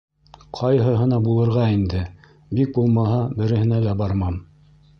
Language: Bashkir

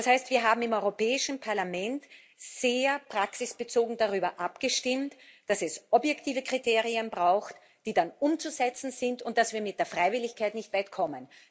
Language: German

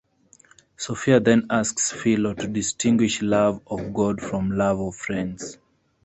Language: English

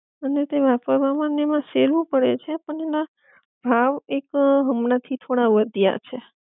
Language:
Gujarati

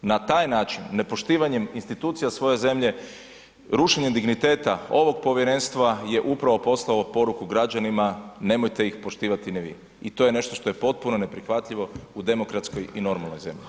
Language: Croatian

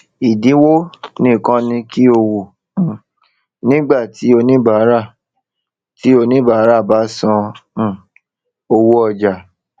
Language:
Yoruba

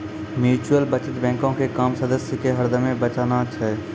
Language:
Maithili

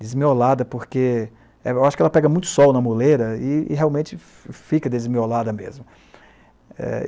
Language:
Portuguese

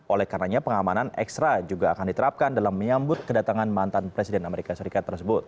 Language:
Indonesian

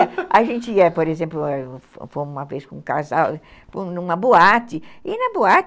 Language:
Portuguese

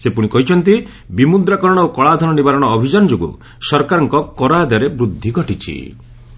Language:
Odia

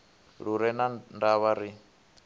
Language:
Venda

